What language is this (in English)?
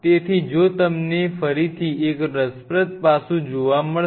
Gujarati